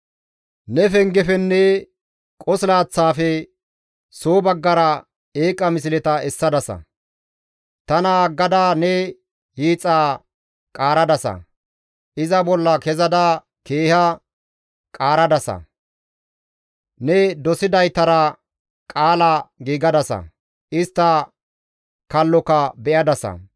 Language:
Gamo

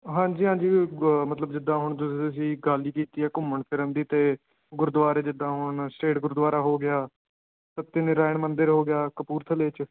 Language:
Punjabi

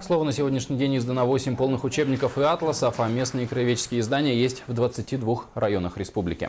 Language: Russian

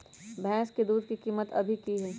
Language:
Magahi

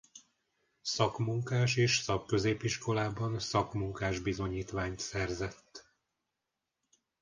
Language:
Hungarian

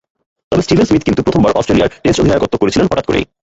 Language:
Bangla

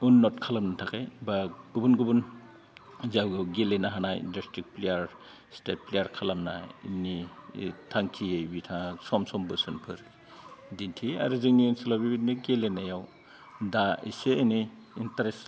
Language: Bodo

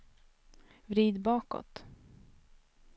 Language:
Swedish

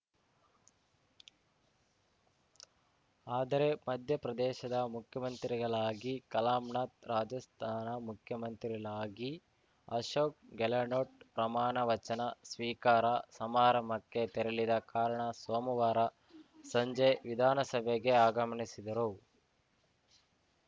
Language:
Kannada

